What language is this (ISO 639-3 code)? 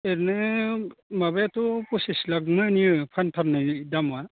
brx